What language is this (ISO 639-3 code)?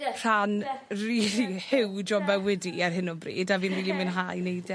cym